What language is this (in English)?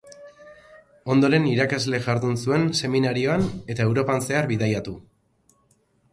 Basque